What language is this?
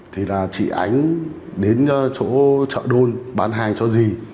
Vietnamese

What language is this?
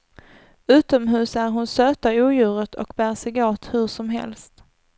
Swedish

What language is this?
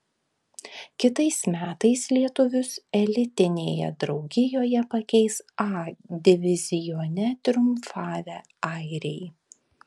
Lithuanian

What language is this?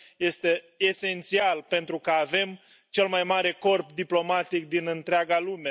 Romanian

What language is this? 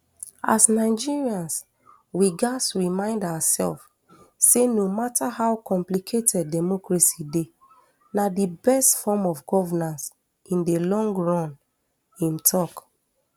Nigerian Pidgin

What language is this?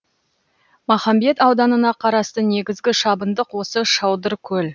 Kazakh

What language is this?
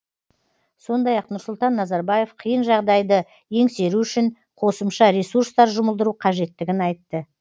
Kazakh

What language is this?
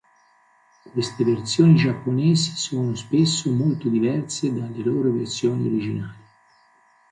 Italian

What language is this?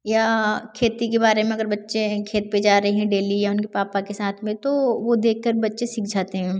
Hindi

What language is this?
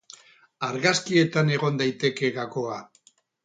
Basque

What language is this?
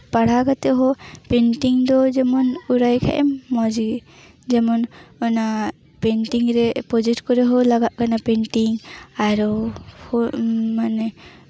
Santali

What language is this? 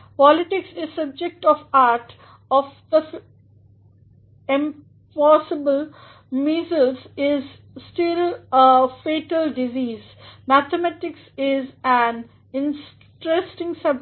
Hindi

